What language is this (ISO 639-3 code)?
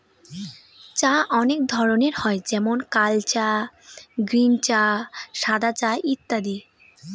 ben